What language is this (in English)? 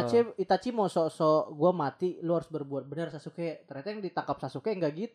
Indonesian